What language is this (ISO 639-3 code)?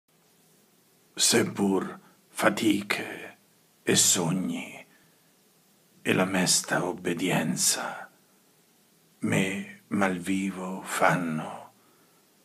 ita